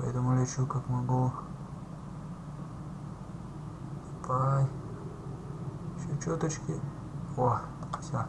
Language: Russian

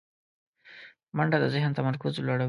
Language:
Pashto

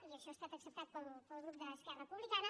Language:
Catalan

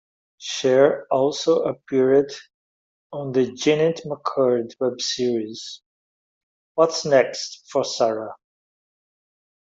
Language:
English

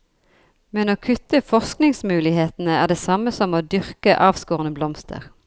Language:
Norwegian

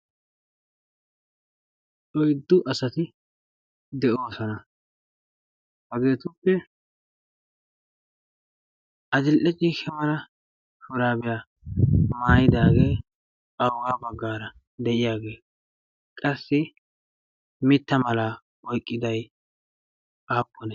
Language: Wolaytta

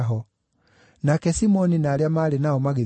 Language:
Kikuyu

